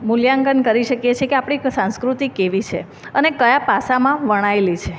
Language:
Gujarati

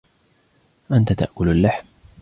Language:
Arabic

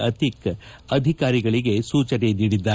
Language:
Kannada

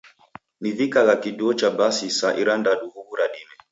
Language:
Taita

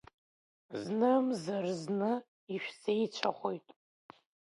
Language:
Abkhazian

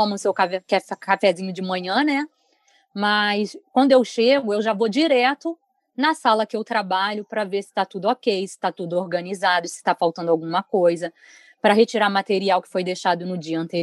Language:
Portuguese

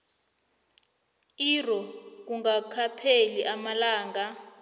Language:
South Ndebele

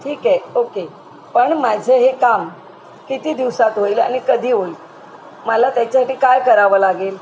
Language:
Marathi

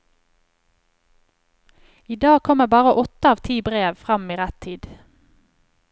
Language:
Norwegian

